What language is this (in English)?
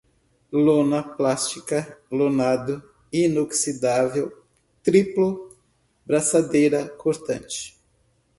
Portuguese